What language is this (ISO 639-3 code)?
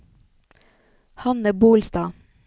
nor